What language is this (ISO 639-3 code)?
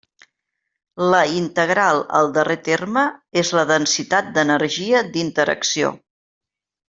cat